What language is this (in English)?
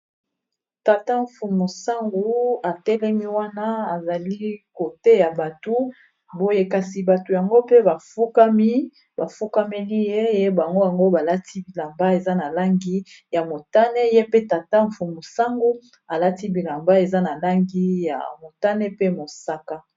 Lingala